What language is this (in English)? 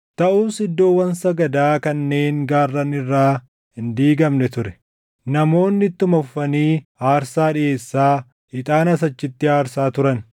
Oromo